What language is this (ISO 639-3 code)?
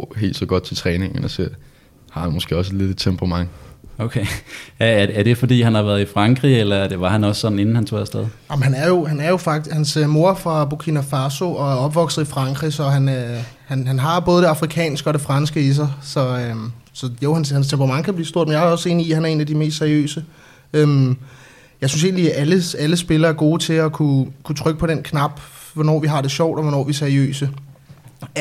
dan